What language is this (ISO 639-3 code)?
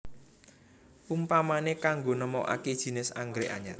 jav